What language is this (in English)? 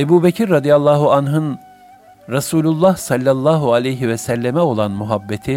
Turkish